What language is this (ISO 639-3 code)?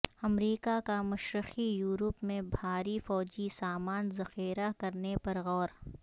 urd